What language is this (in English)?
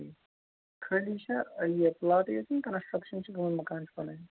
Kashmiri